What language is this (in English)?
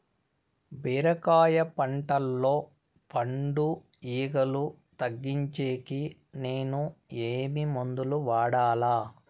Telugu